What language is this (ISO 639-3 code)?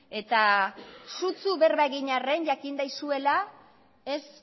eus